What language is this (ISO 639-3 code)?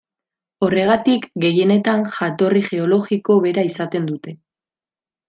eus